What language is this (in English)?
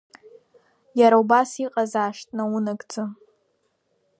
Abkhazian